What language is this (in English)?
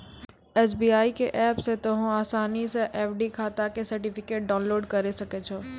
Maithili